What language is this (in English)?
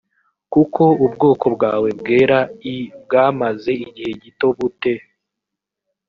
Kinyarwanda